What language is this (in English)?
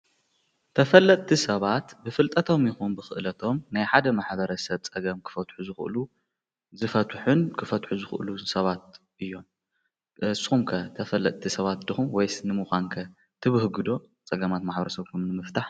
Tigrinya